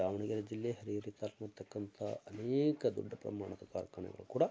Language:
Kannada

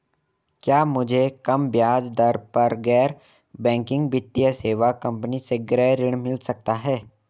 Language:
Hindi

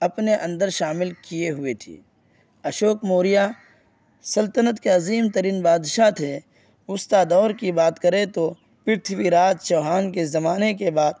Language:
Urdu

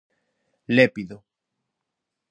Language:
Galician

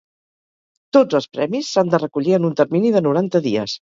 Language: Catalan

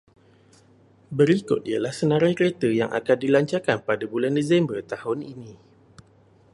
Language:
Malay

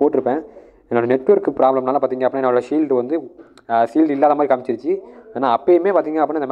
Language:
Tamil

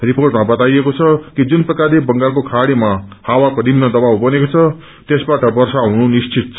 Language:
Nepali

